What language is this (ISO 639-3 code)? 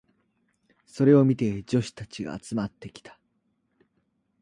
jpn